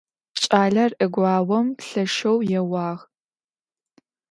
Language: Adyghe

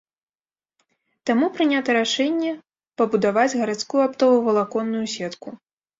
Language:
Belarusian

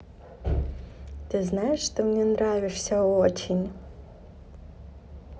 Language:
Russian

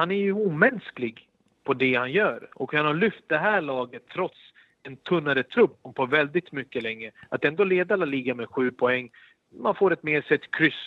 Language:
Swedish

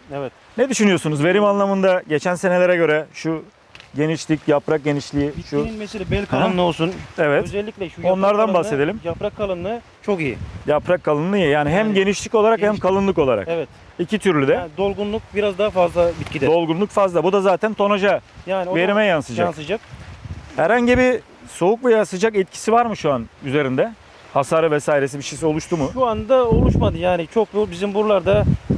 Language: Turkish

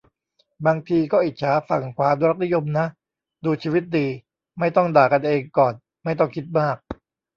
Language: Thai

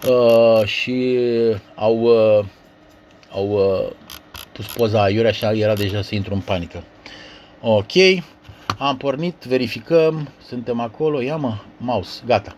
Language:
Romanian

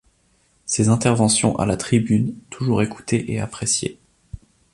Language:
French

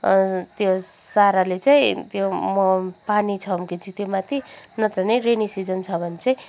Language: Nepali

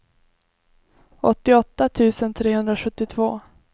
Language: Swedish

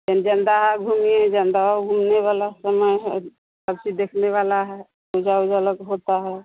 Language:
Hindi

